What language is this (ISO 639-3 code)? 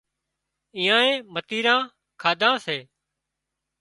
kxp